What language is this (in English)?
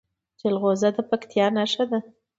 Pashto